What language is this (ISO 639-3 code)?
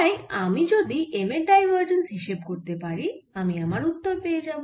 ben